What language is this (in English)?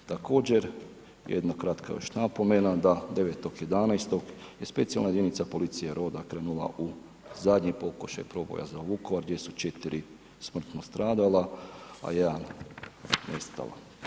Croatian